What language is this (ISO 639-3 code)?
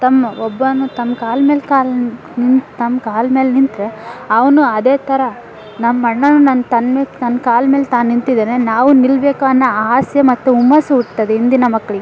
kan